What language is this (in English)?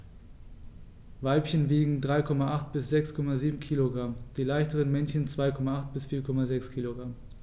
German